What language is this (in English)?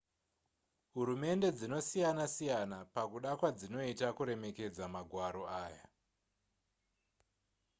Shona